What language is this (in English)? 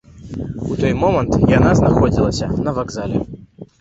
Belarusian